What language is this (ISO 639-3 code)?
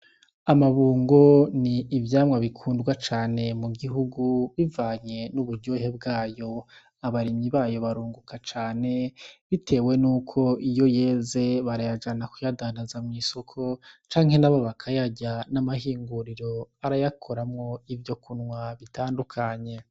run